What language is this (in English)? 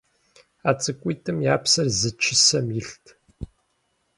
Kabardian